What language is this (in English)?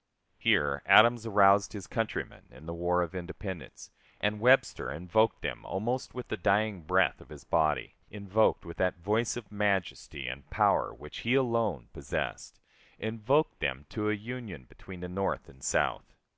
English